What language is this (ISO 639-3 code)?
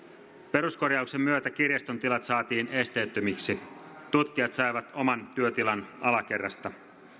fin